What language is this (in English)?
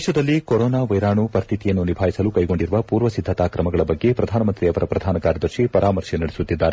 Kannada